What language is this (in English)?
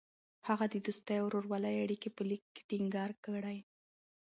Pashto